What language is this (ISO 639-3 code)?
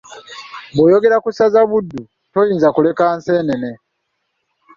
lug